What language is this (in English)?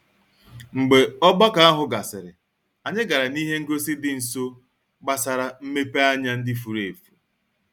Igbo